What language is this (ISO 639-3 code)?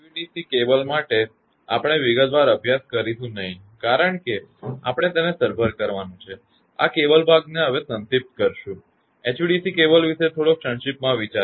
guj